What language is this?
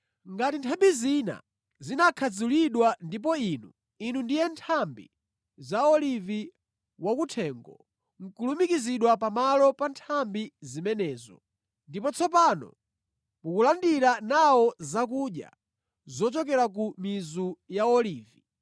Nyanja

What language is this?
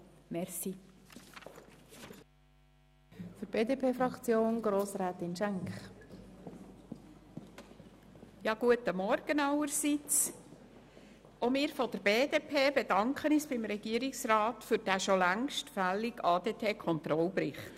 Swiss German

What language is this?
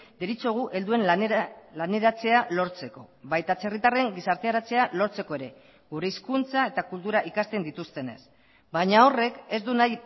Basque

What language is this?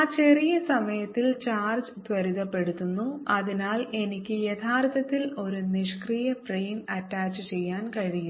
Malayalam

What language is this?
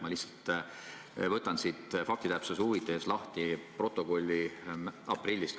Estonian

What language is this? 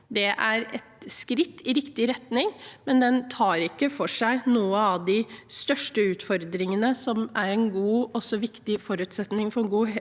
Norwegian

